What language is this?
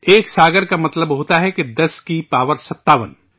Urdu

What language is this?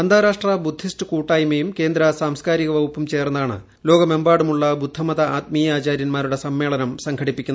Malayalam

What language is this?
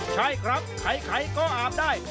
Thai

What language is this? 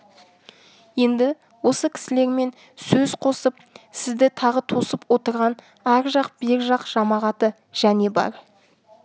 Kazakh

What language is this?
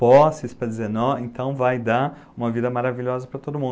Portuguese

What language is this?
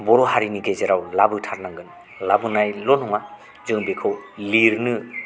Bodo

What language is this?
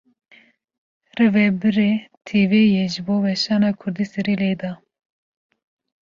Kurdish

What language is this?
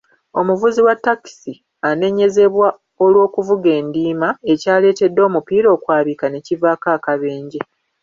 Ganda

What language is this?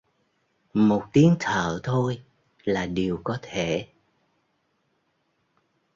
Vietnamese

